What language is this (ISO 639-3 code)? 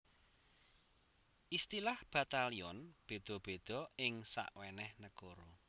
jav